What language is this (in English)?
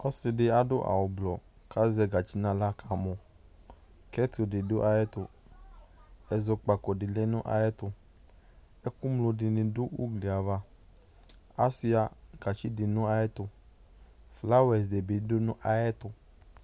Ikposo